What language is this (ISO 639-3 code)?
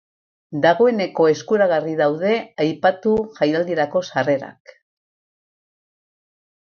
eus